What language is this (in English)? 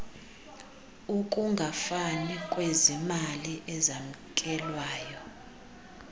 Xhosa